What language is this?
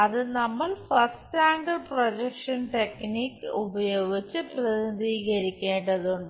Malayalam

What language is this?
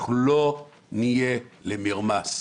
Hebrew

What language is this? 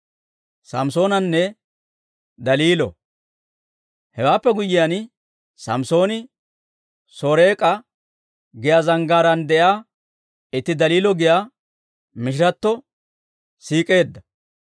Dawro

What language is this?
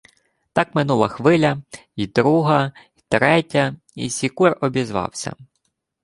Ukrainian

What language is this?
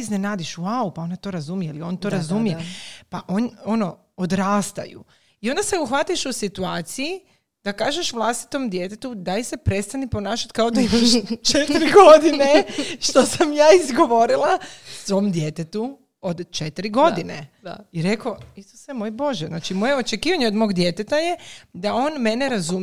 Croatian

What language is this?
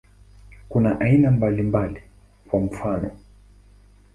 Swahili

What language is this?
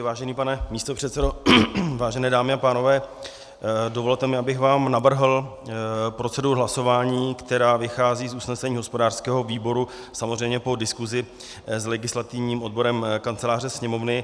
Czech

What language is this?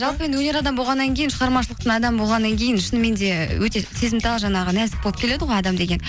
Kazakh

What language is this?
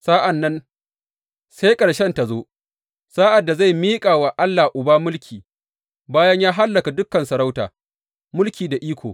Hausa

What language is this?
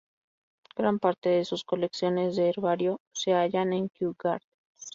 Spanish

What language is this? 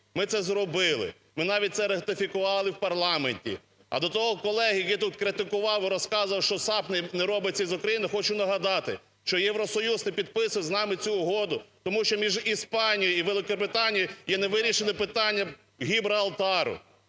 Ukrainian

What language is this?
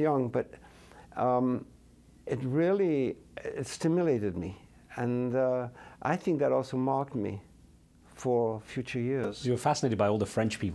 English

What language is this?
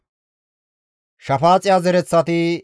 Gamo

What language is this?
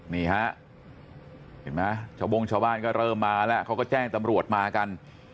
Thai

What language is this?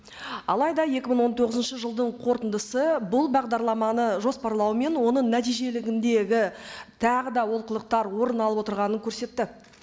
Kazakh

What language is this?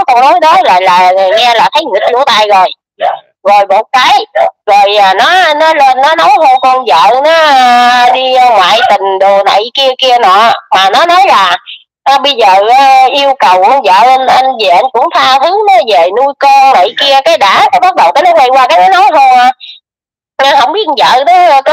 Vietnamese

